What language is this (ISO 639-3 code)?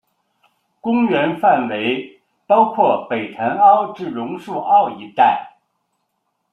zho